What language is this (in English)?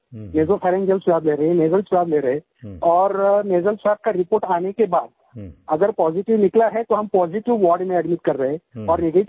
Hindi